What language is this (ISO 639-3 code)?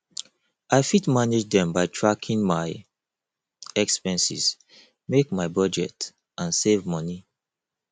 pcm